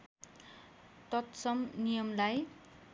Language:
Nepali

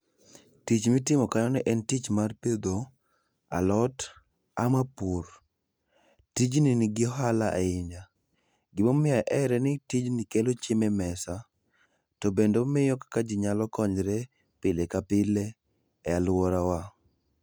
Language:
Luo (Kenya and Tanzania)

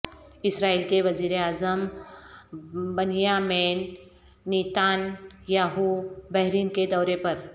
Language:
Urdu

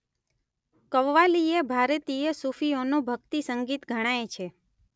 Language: Gujarati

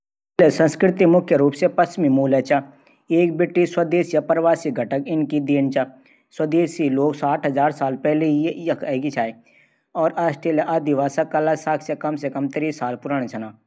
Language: Garhwali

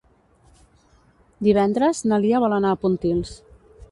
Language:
Catalan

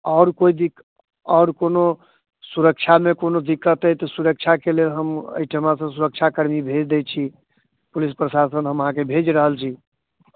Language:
Maithili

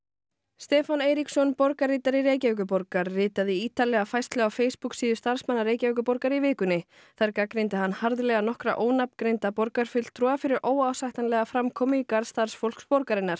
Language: Icelandic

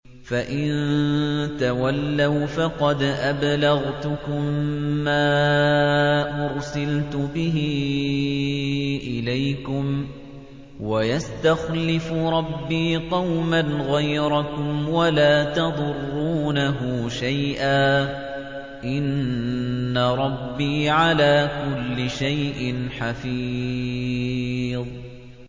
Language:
Arabic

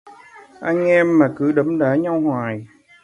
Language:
Vietnamese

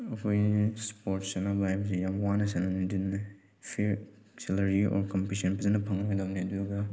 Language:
Manipuri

